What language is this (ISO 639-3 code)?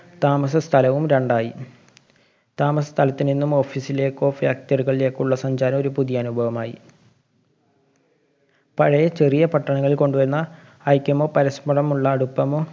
mal